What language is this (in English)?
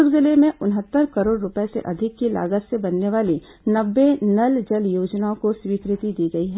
Hindi